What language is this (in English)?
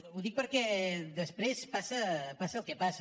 Catalan